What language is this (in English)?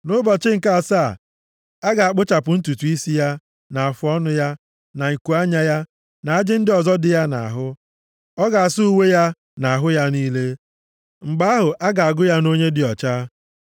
Igbo